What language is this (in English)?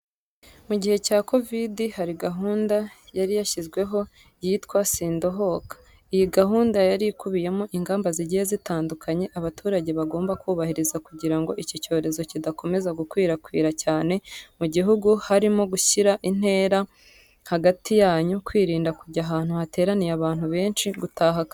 Kinyarwanda